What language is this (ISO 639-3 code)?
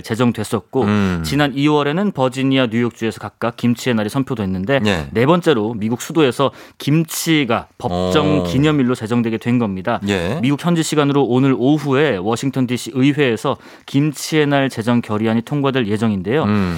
kor